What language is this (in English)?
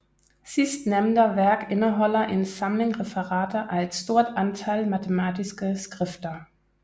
Danish